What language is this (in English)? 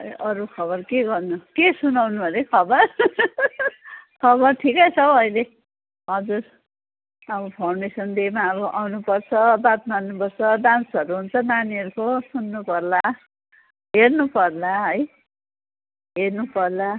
Nepali